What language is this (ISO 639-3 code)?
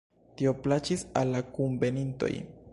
epo